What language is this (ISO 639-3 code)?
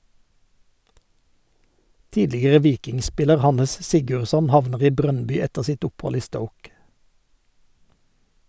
nor